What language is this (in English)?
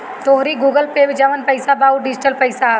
Bhojpuri